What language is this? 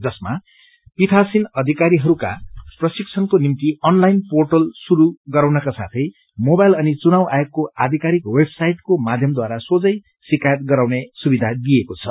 Nepali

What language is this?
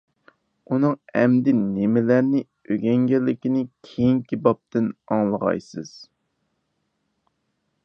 Uyghur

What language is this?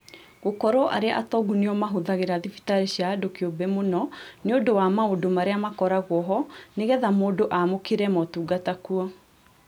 Kikuyu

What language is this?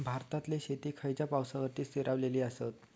Marathi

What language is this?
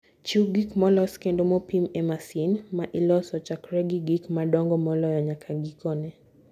Luo (Kenya and Tanzania)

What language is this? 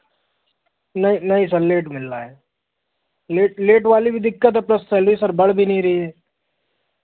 Hindi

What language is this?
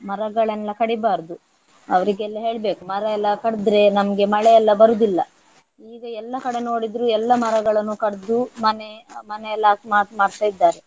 Kannada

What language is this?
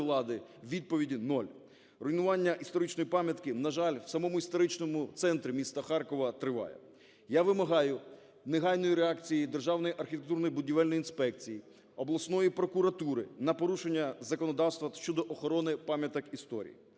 Ukrainian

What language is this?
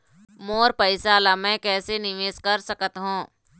Chhattisgarhi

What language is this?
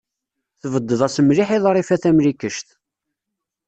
Kabyle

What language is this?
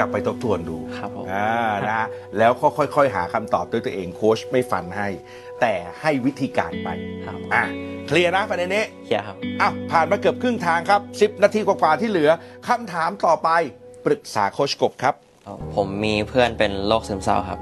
Thai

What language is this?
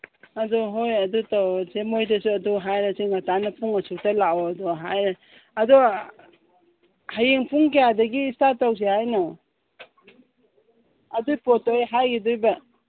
Manipuri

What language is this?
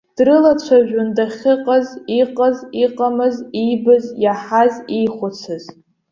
Abkhazian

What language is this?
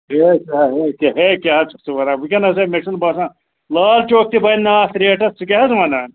Kashmiri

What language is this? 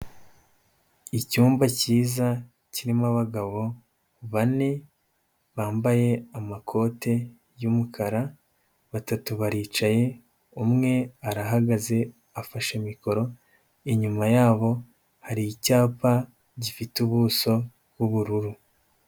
Kinyarwanda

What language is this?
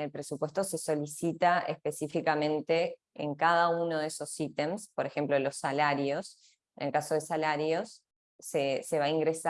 Spanish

